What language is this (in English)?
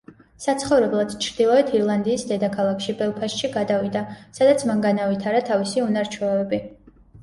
Georgian